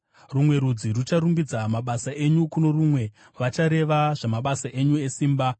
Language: Shona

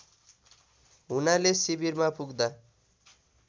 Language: Nepali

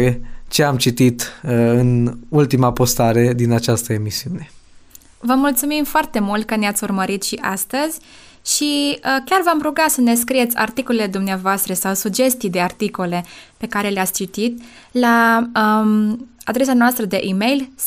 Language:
Romanian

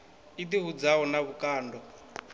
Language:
Venda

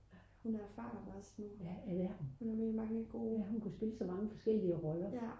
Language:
Danish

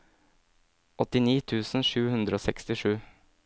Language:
Norwegian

